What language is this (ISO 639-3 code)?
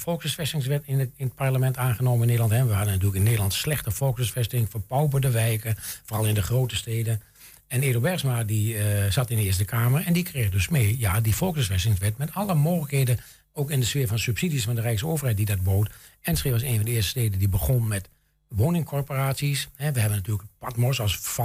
nld